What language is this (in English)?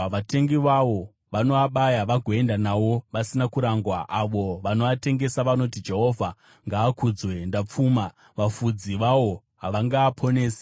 Shona